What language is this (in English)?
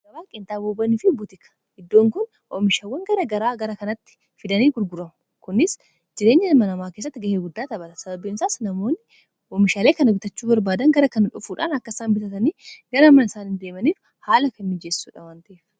Oromo